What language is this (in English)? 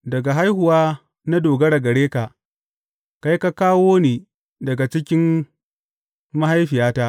Hausa